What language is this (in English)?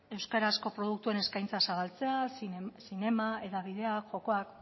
Basque